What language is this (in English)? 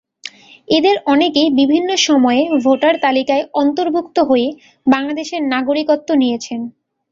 Bangla